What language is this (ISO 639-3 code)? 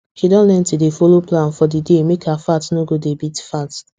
pcm